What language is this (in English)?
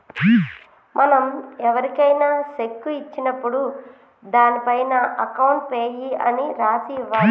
Telugu